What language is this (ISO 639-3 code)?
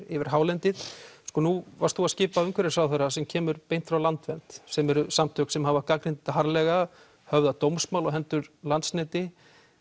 isl